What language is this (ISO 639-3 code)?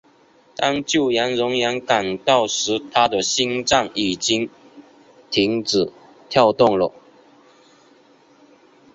zho